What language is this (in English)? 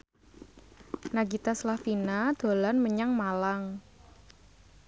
Javanese